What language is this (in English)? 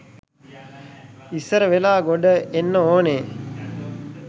Sinhala